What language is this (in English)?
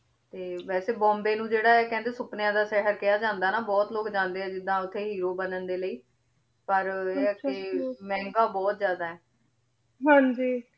Punjabi